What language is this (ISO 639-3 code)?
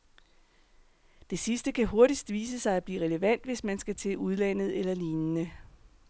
dan